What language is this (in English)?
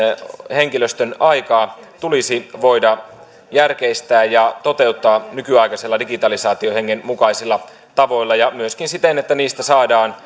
Finnish